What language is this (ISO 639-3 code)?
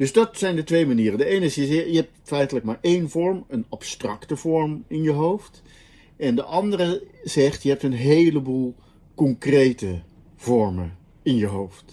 nld